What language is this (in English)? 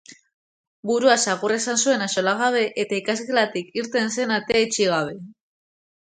Basque